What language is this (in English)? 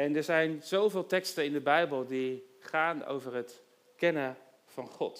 Dutch